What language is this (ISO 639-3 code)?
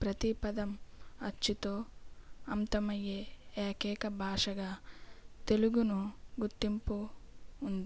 tel